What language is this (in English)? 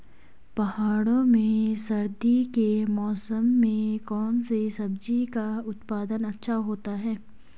Hindi